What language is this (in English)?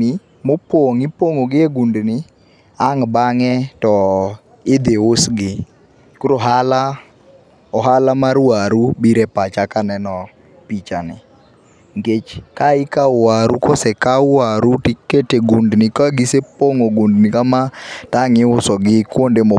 Luo (Kenya and Tanzania)